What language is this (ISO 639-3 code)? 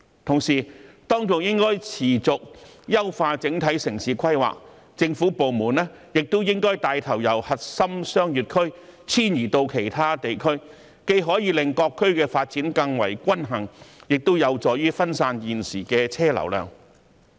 yue